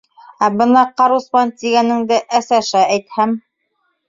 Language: Bashkir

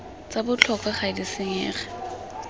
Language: Tswana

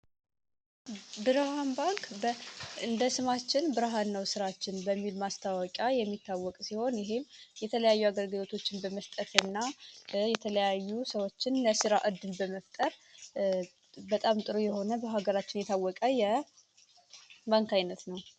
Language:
Amharic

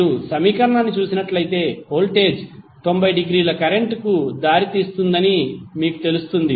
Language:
Telugu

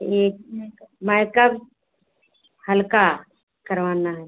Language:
Hindi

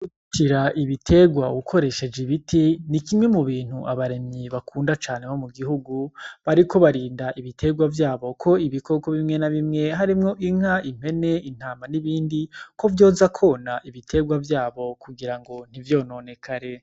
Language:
Rundi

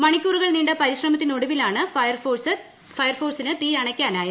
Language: Malayalam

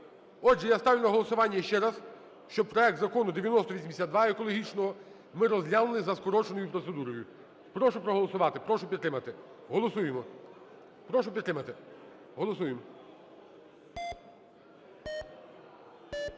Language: Ukrainian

